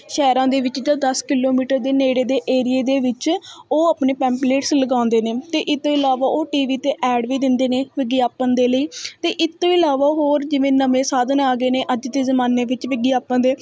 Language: Punjabi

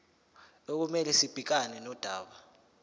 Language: Zulu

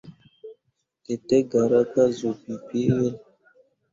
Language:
Mundang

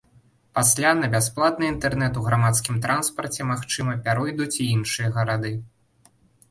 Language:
Belarusian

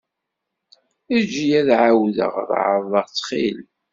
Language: Kabyle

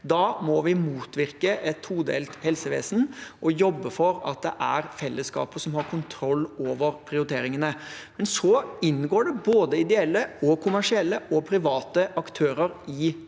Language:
Norwegian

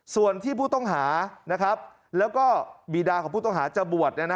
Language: Thai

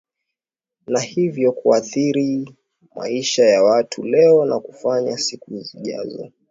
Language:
Swahili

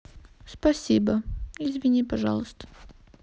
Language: Russian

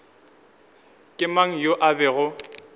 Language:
Northern Sotho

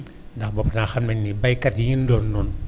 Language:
Wolof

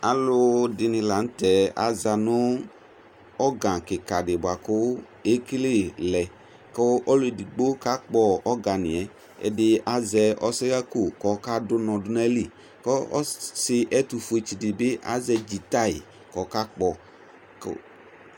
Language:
Ikposo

